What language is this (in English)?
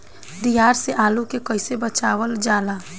Bhojpuri